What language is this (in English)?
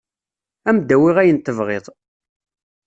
Kabyle